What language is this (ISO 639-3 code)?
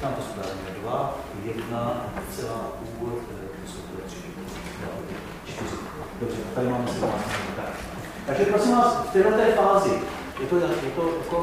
ces